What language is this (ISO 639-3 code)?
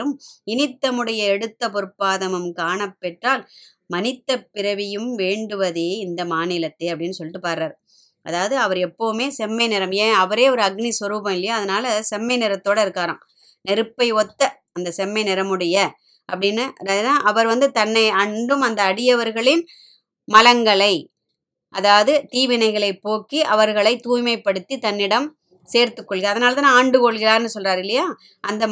tam